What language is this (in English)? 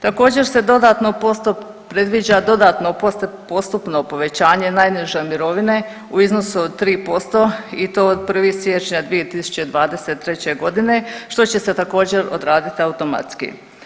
Croatian